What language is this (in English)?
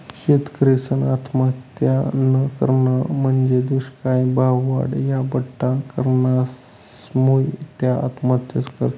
Marathi